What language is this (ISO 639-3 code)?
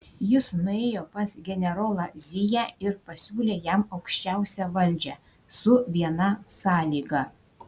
lit